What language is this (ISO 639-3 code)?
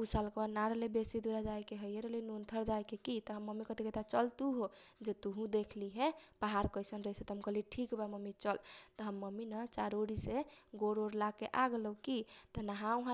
thq